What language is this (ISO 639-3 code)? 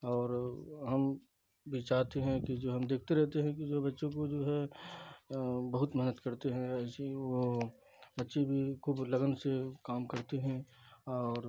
urd